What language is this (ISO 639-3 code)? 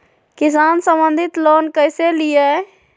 mag